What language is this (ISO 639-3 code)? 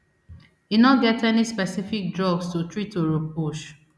pcm